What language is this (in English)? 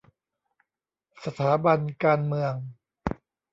Thai